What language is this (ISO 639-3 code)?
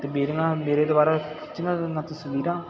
pan